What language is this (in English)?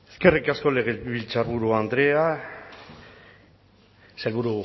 Basque